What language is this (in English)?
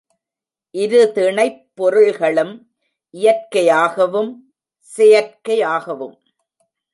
Tamil